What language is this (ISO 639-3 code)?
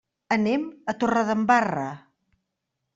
cat